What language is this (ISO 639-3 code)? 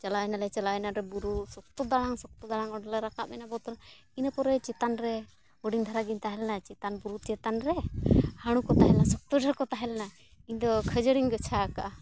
sat